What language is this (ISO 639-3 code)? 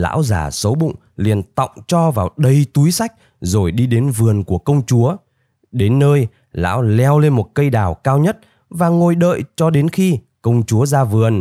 vie